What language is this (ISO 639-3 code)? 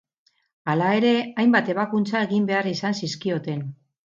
eus